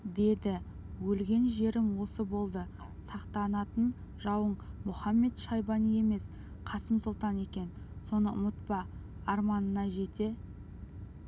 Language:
Kazakh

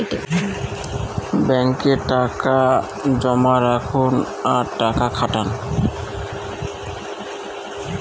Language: Bangla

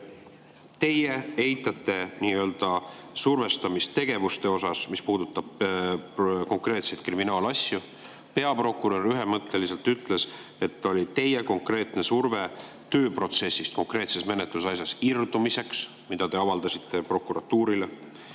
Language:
Estonian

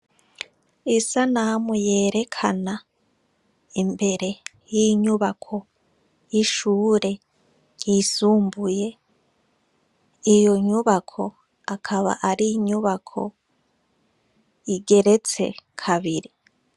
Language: Rundi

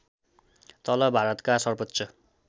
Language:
Nepali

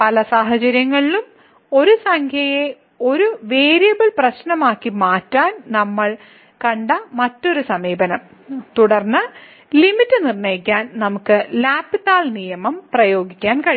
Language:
Malayalam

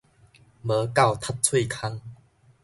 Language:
Min Nan Chinese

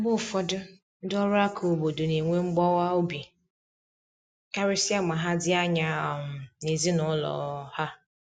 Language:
Igbo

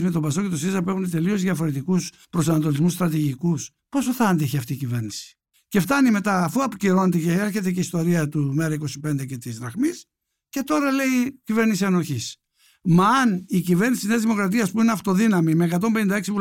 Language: Greek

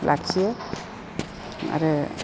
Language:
Bodo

